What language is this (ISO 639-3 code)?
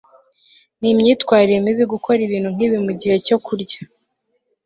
kin